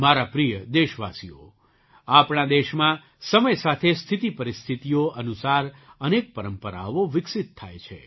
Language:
Gujarati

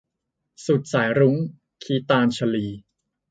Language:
Thai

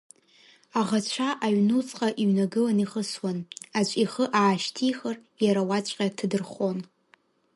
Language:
Abkhazian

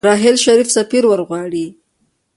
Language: Pashto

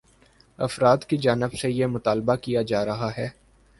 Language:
Urdu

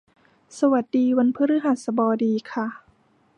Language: Thai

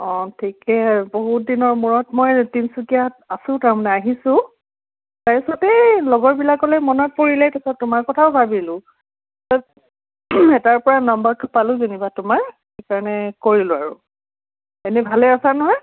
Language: Assamese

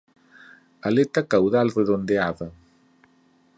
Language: Galician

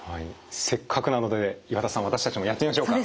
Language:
Japanese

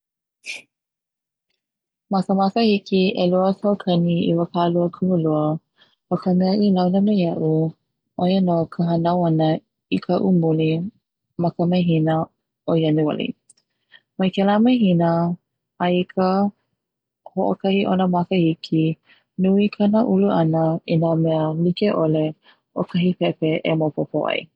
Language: Hawaiian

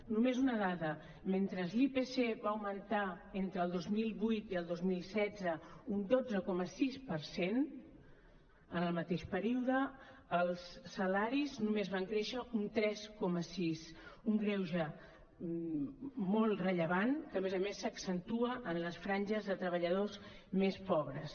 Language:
Catalan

